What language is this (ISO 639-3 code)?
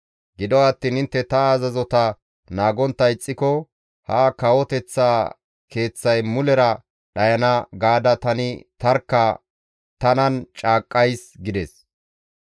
gmv